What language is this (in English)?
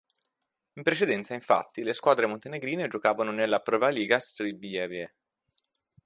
Italian